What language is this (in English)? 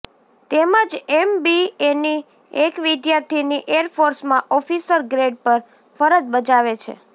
Gujarati